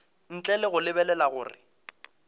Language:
Northern Sotho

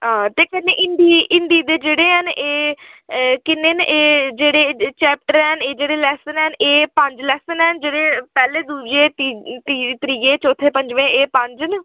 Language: Dogri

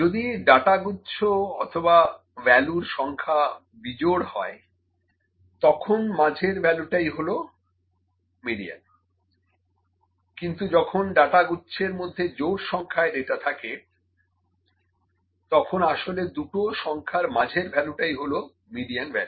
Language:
Bangla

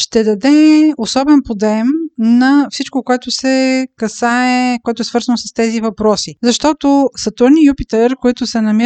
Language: Bulgarian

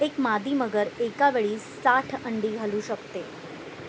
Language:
Marathi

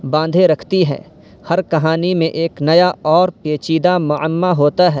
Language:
Urdu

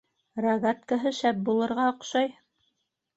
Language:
Bashkir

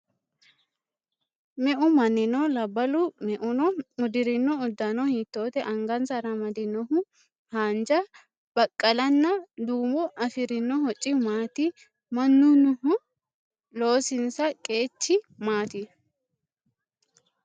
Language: Sidamo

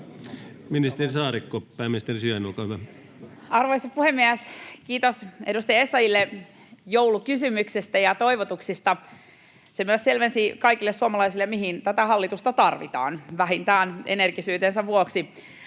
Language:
Finnish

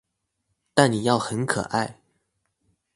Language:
Chinese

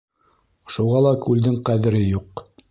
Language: Bashkir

